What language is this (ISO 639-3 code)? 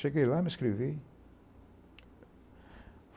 por